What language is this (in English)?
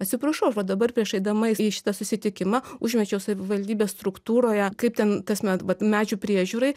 Lithuanian